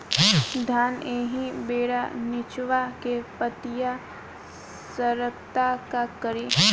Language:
Bhojpuri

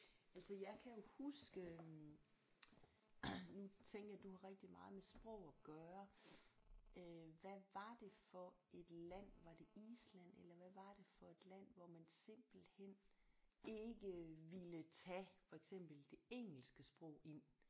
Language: Danish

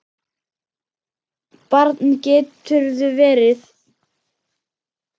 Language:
Icelandic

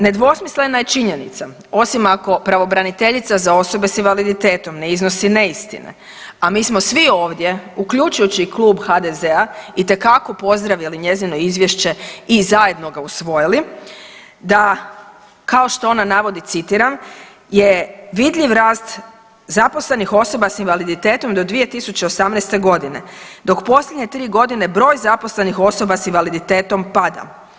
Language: Croatian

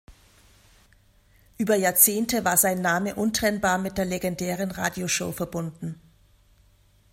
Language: German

